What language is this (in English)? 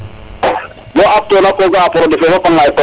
Serer